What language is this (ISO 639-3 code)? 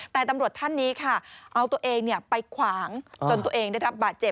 tha